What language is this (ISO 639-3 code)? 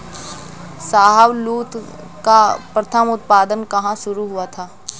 hin